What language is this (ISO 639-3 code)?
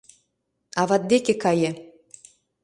chm